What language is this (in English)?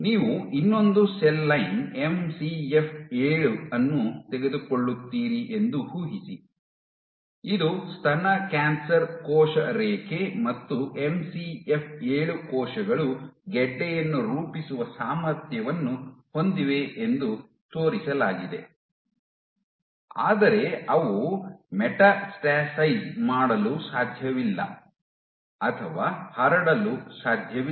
Kannada